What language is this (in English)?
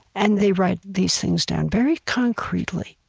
English